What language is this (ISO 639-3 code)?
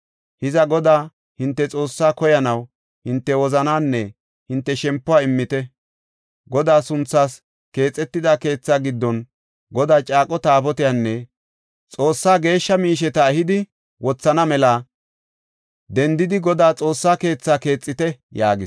gof